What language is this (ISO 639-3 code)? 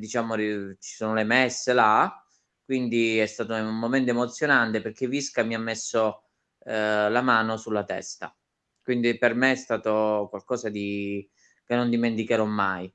ita